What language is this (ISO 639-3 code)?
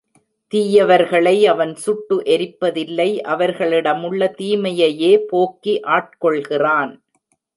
tam